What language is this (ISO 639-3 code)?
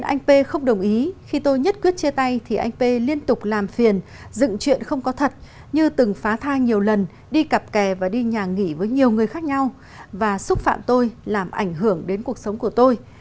vie